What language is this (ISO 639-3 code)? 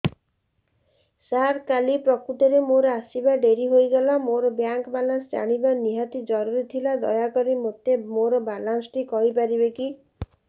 ori